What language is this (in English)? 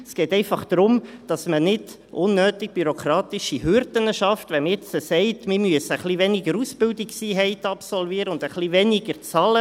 Swiss German